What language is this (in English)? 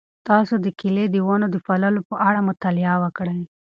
Pashto